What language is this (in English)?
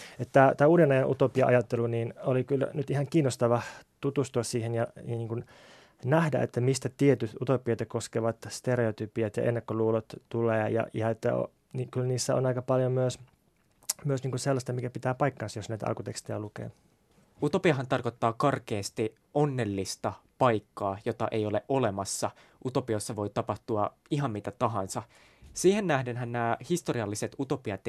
Finnish